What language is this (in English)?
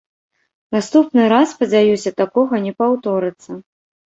Belarusian